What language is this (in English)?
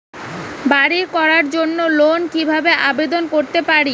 Bangla